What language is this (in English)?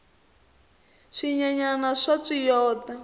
Tsonga